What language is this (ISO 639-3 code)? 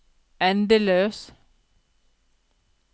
nor